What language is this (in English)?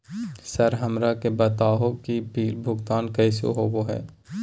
Magahi